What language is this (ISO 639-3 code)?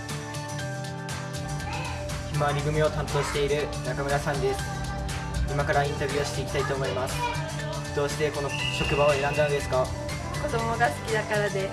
jpn